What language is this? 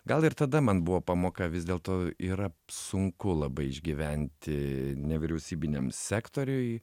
Lithuanian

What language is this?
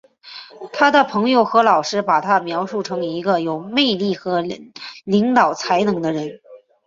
Chinese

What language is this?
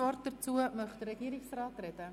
Swiss German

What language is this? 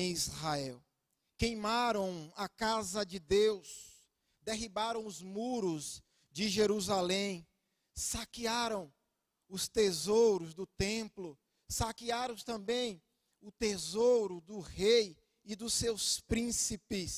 Portuguese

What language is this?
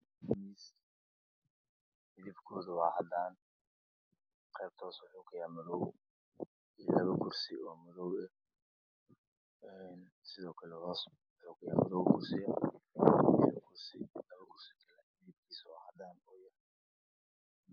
Somali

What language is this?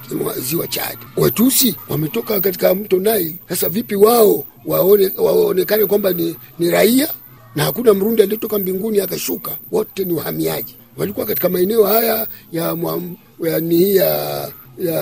Swahili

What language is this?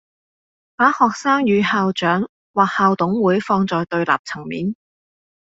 Cantonese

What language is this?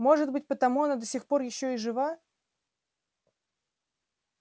Russian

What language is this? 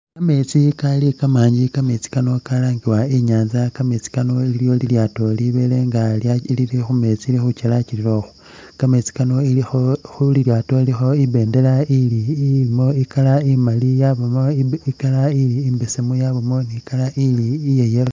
Masaaba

